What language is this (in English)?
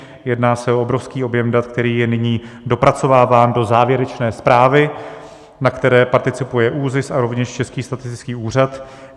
Czech